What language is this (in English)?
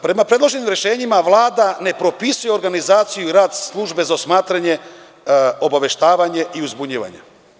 Serbian